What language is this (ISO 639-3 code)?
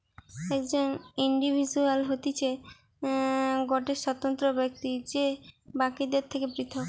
ben